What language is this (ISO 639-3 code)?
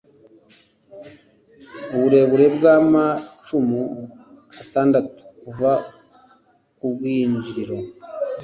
kin